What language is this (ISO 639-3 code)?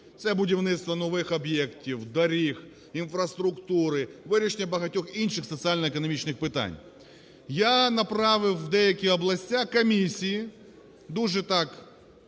ukr